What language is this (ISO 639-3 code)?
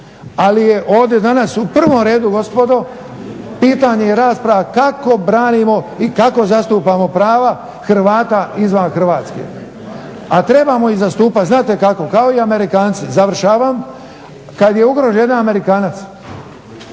hrv